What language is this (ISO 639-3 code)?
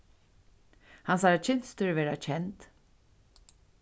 fao